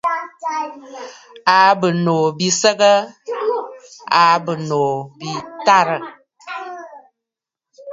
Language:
Bafut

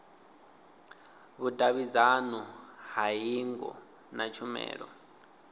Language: Venda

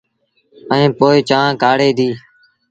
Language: Sindhi Bhil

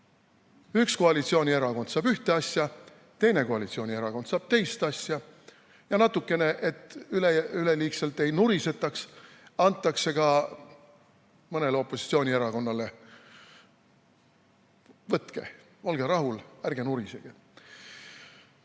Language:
Estonian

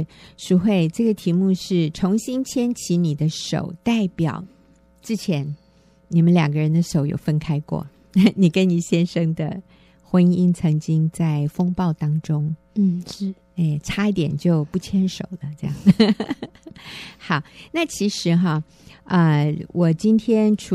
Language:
Chinese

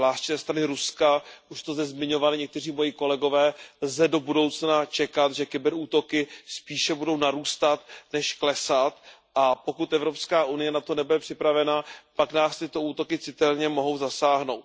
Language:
Czech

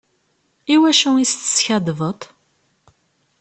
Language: Kabyle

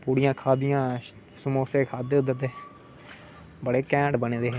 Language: Dogri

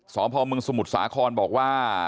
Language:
Thai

